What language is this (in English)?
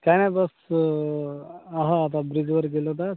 Marathi